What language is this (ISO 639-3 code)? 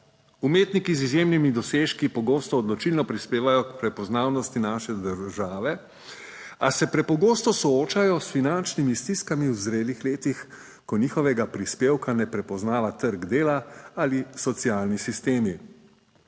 slv